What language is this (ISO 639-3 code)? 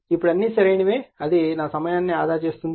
tel